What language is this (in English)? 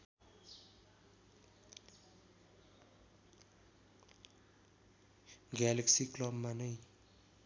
Nepali